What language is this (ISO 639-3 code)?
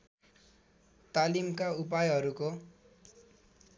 nep